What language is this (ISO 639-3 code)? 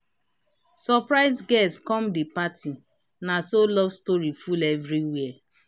pcm